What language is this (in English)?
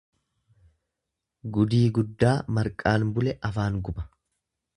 Oromo